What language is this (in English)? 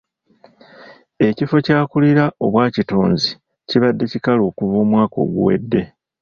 Ganda